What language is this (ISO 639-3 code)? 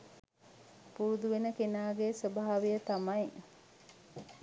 sin